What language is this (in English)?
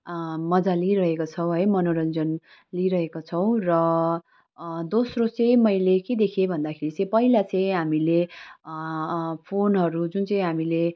Nepali